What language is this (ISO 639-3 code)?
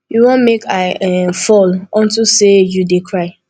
pcm